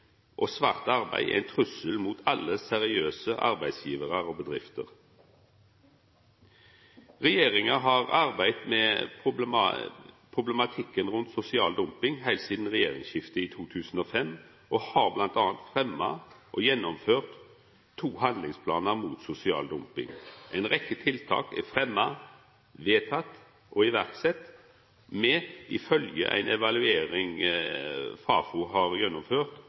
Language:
Norwegian Nynorsk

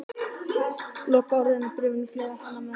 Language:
Icelandic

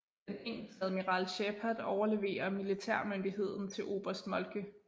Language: Danish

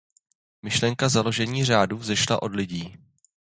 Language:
Czech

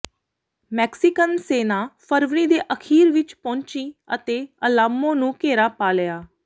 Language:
Punjabi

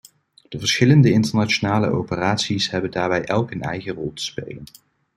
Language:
Dutch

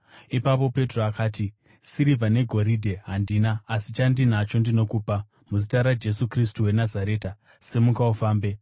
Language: Shona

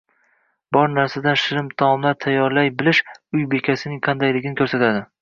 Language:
Uzbek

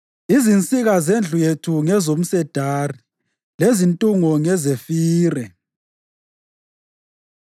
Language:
North Ndebele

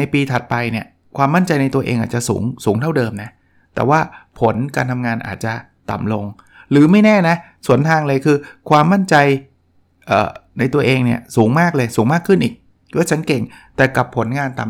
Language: Thai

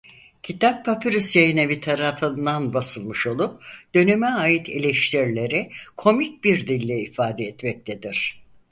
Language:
Turkish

